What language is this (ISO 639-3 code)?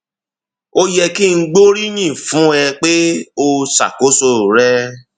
yor